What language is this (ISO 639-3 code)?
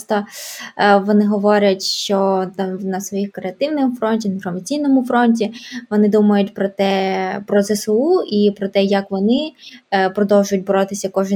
ukr